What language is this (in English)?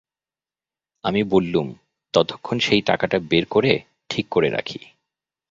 Bangla